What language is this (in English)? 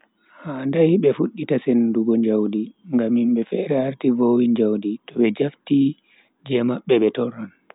Bagirmi Fulfulde